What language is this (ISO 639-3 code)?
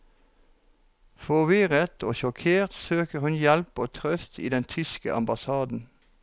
nor